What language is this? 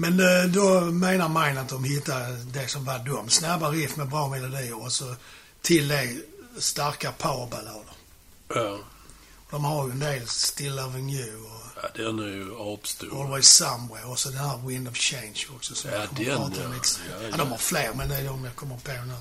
Swedish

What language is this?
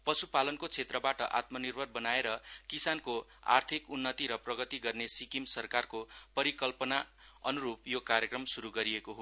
Nepali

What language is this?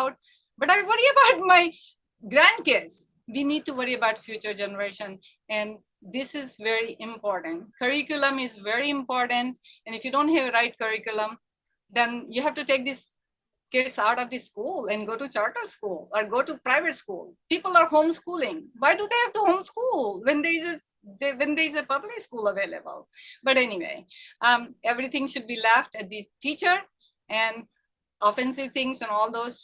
English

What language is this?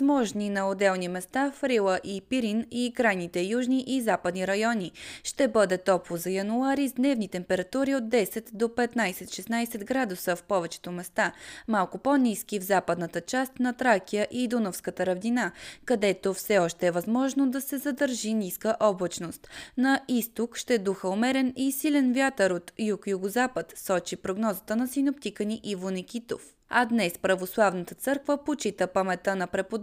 Bulgarian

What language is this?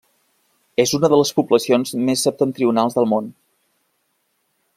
Catalan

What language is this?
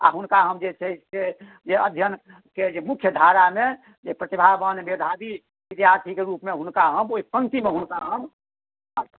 Maithili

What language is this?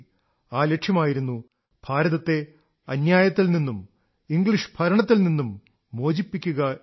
Malayalam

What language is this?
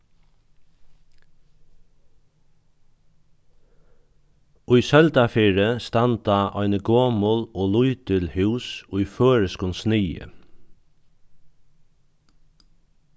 Faroese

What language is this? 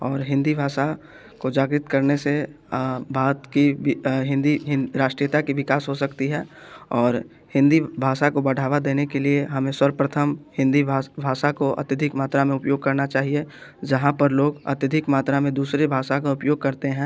Hindi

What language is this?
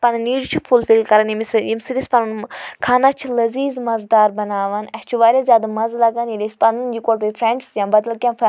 Kashmiri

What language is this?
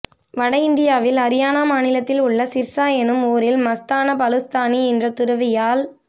Tamil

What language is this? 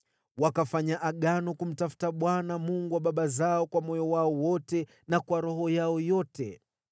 Swahili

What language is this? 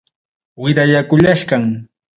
Ayacucho Quechua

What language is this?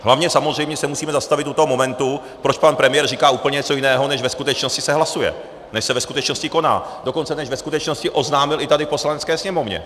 Czech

